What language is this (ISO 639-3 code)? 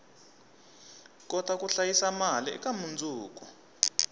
tso